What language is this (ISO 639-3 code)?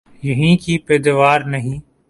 urd